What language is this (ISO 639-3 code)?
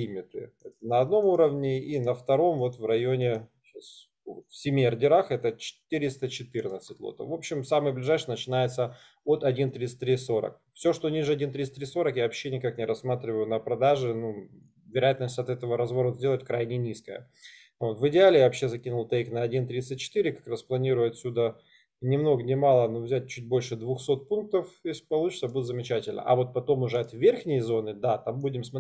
rus